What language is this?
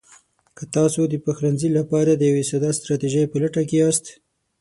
Pashto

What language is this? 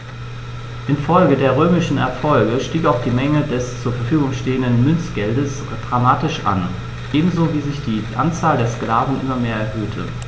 German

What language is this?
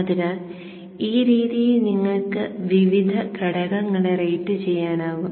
Malayalam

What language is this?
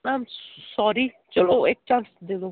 Punjabi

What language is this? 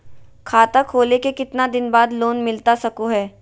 Magahi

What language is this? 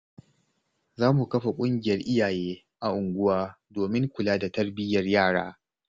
Hausa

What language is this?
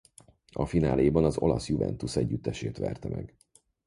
Hungarian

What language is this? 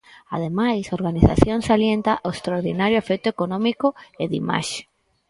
Galician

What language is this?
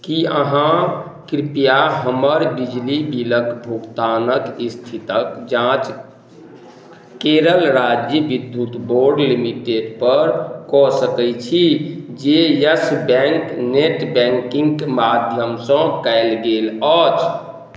Maithili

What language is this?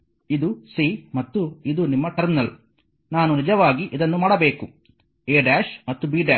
Kannada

